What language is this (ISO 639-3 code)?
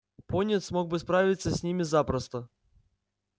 rus